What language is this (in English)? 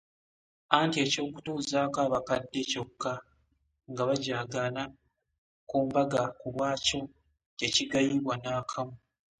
Ganda